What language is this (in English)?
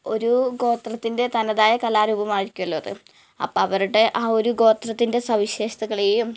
Malayalam